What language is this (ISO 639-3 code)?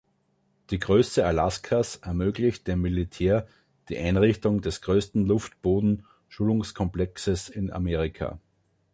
deu